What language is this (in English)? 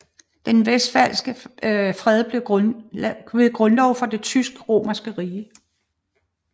Danish